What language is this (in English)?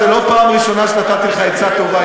Hebrew